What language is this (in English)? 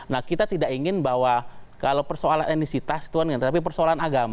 Indonesian